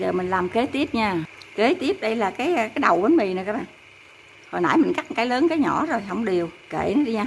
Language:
Vietnamese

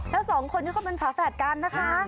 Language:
Thai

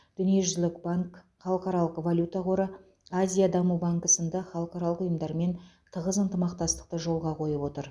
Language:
Kazakh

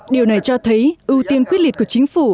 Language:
Vietnamese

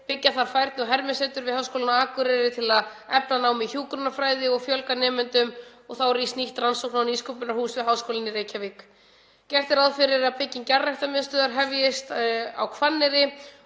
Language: Icelandic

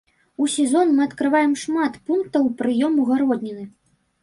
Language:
Belarusian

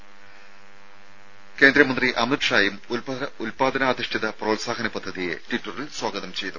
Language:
Malayalam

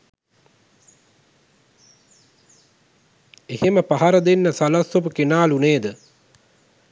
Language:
Sinhala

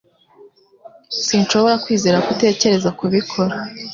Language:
Kinyarwanda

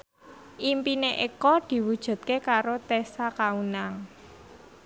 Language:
Javanese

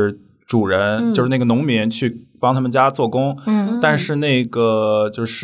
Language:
Chinese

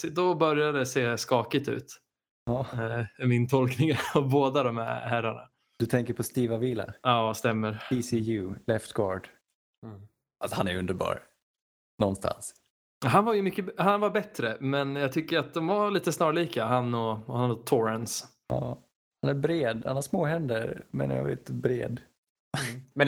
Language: Swedish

